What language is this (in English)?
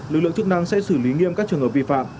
Vietnamese